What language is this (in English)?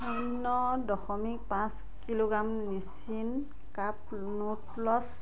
Assamese